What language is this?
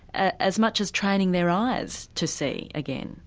English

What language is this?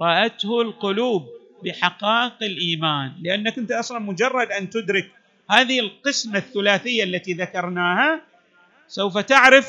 Arabic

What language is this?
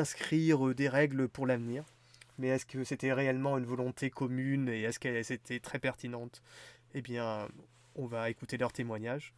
French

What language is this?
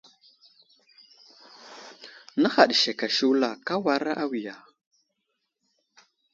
Wuzlam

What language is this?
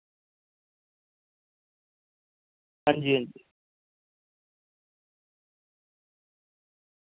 Dogri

